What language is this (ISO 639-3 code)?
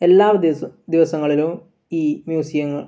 mal